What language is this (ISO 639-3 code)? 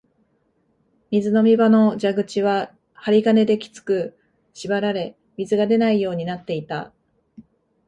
jpn